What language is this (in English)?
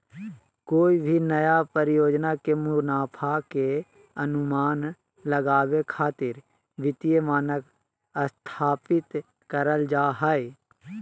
Magahi